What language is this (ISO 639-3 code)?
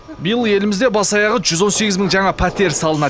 kaz